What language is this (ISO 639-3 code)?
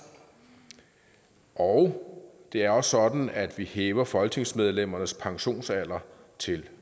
dan